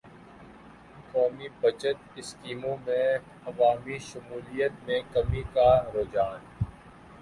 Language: Urdu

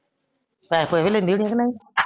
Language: Punjabi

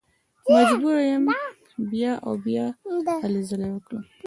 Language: Pashto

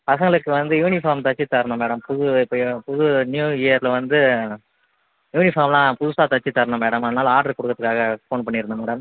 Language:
Tamil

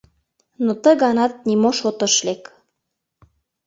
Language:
Mari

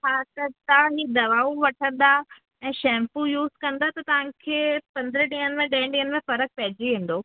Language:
Sindhi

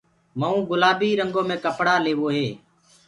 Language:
Gurgula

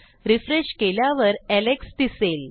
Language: Marathi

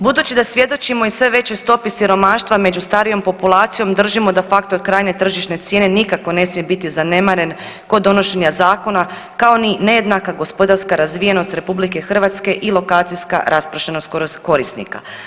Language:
Croatian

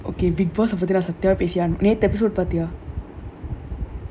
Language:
English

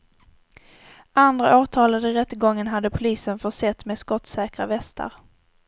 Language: Swedish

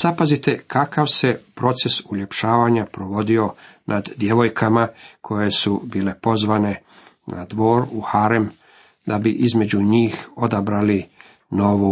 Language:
Croatian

